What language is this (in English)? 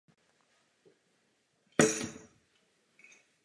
Czech